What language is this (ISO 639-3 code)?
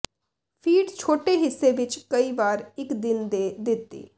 pan